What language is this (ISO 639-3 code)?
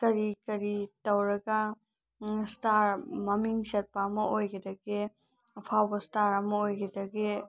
mni